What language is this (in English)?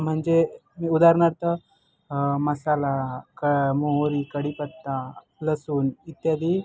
Marathi